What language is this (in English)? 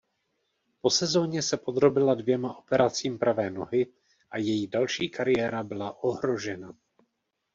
Czech